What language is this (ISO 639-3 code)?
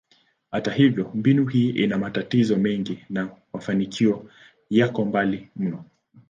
swa